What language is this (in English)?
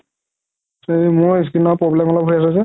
Assamese